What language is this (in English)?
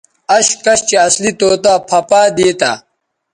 Bateri